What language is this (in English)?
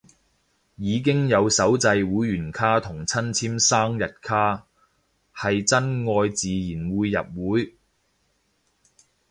Cantonese